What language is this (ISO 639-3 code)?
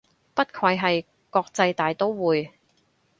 yue